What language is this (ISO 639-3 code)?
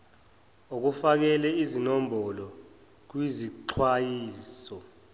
zul